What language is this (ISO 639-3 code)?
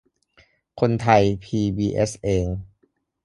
tha